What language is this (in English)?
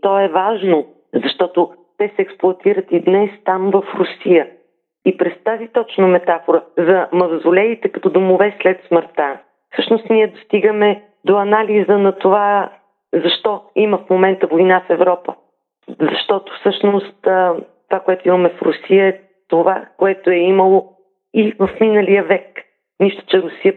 Bulgarian